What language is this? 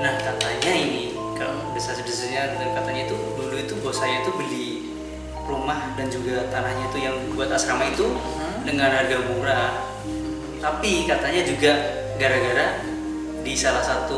Indonesian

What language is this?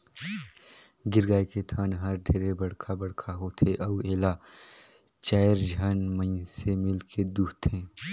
Chhattisgarhi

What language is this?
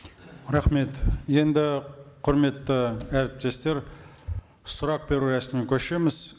Kazakh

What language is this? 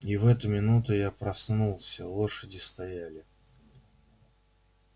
Russian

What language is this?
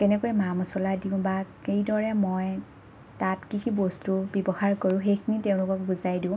Assamese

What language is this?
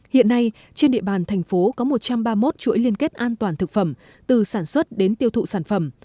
Vietnamese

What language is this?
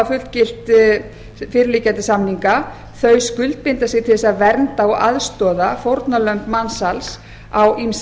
Icelandic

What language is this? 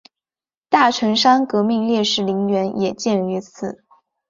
Chinese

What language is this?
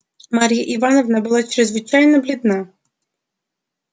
Russian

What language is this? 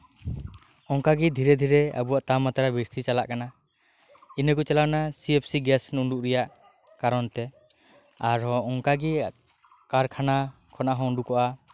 Santali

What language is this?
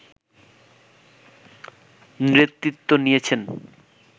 Bangla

